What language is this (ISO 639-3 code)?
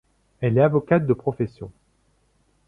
fra